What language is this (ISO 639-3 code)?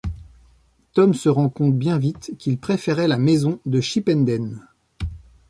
fra